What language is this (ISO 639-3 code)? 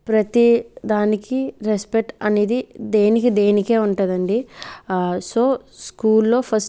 tel